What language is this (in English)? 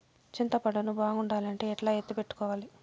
Telugu